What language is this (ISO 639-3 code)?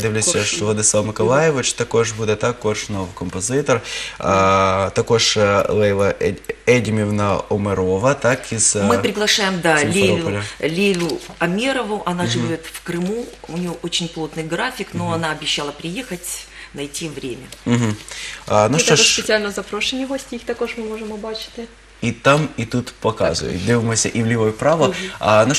rus